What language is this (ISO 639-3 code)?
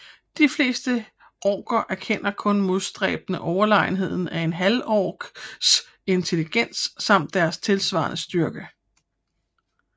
dan